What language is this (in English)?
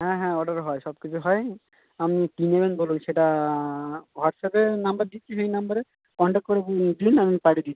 Bangla